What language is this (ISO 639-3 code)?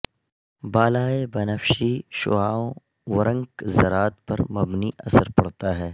urd